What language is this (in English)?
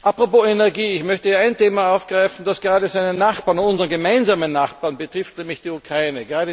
German